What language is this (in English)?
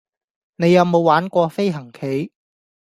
Cantonese